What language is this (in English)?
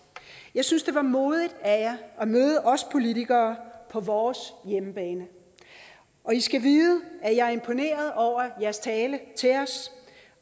Danish